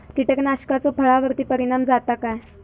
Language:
Marathi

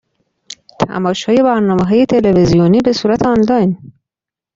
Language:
Persian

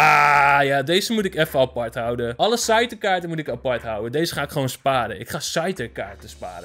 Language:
Dutch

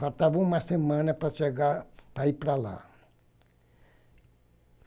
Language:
Portuguese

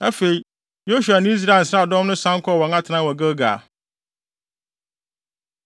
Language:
Akan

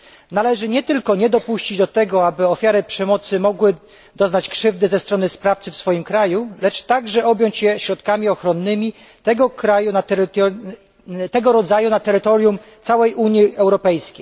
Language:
Polish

